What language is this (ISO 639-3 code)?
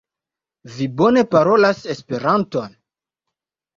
epo